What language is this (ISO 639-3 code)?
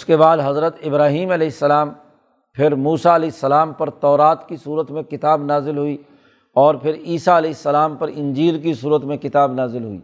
urd